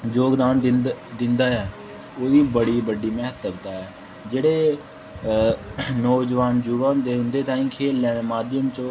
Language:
Dogri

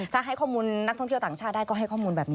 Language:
Thai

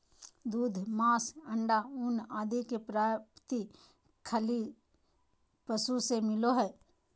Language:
Magahi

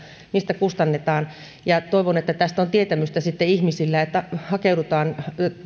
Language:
Finnish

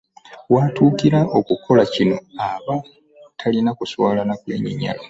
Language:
Ganda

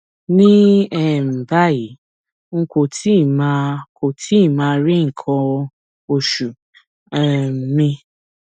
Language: Yoruba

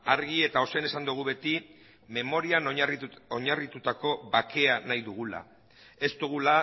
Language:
Basque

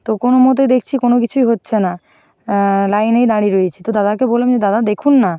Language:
Bangla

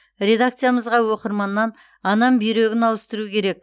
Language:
Kazakh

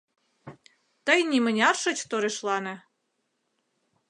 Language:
Mari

